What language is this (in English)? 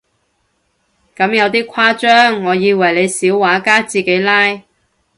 Cantonese